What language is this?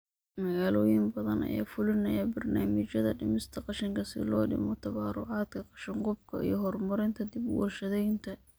Somali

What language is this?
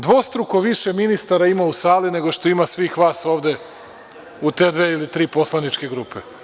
Serbian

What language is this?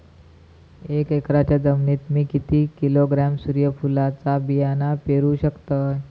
Marathi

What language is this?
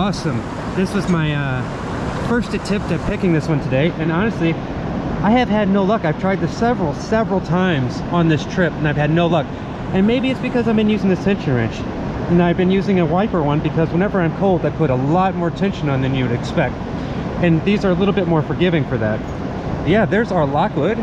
English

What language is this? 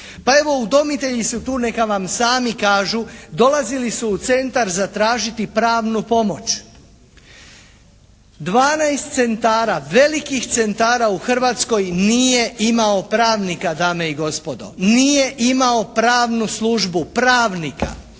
Croatian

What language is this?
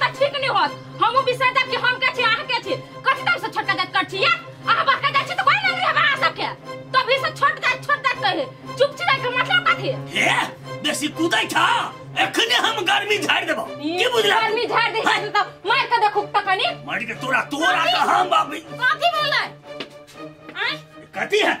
Hindi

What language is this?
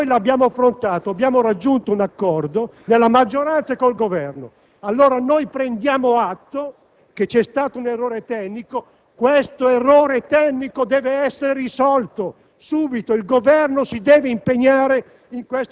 Italian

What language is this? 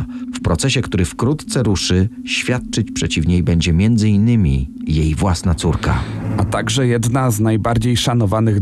Polish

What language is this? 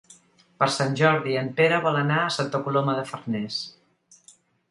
Catalan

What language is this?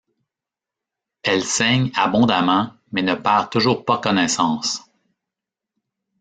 French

